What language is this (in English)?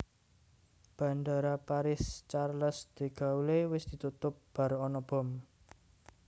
Javanese